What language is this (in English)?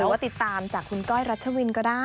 Thai